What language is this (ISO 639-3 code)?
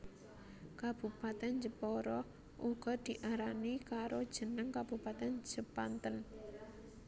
jav